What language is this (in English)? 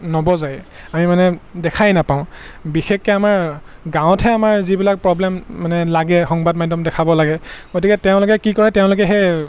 Assamese